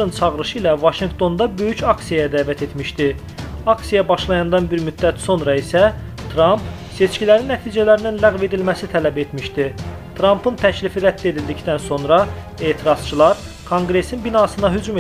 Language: Turkish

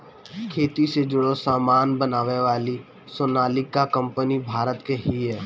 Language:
Bhojpuri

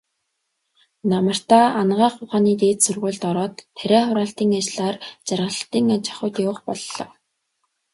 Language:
Mongolian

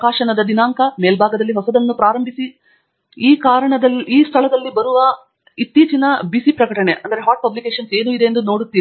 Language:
Kannada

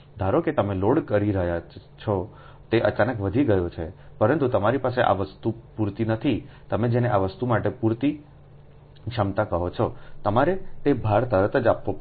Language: Gujarati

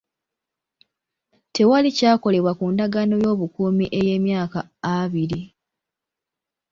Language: Ganda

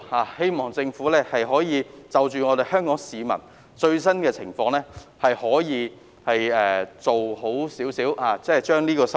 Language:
Cantonese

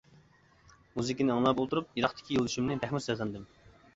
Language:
Uyghur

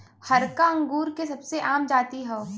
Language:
Bhojpuri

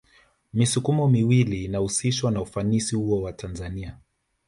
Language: Swahili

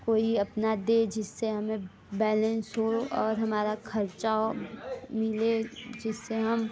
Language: Hindi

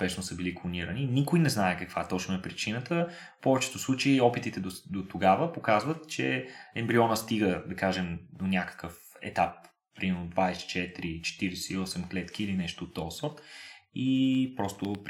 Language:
Bulgarian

